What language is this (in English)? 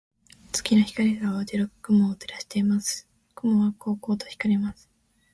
Japanese